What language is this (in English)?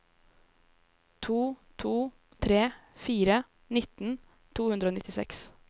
Norwegian